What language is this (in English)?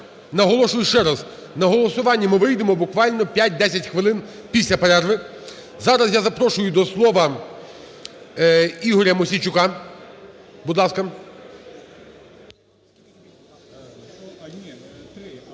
Ukrainian